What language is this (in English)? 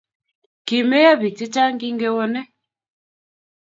Kalenjin